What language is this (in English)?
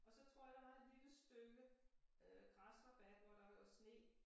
Danish